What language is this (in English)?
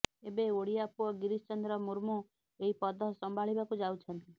Odia